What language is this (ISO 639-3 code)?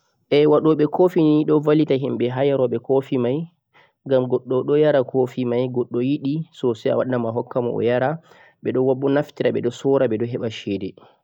fuq